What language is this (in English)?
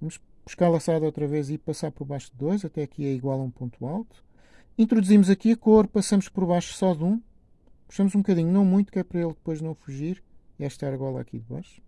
Portuguese